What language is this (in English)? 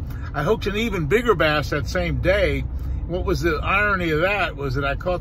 English